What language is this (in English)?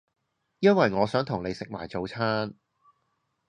Cantonese